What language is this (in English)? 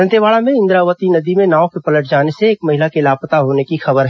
Hindi